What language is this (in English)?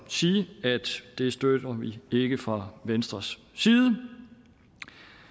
Danish